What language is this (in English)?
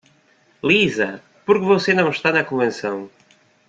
Portuguese